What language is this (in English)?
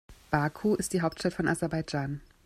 German